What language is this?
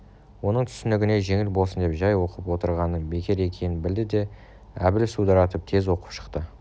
Kazakh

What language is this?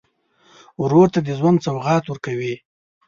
Pashto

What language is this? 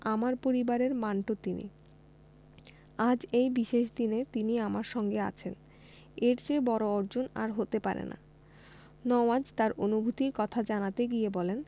Bangla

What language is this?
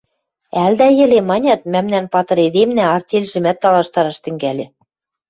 Western Mari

